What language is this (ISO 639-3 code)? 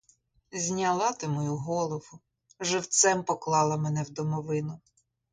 ukr